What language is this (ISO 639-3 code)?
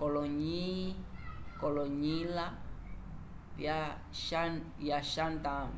umb